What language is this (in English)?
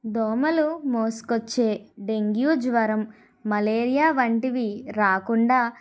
Telugu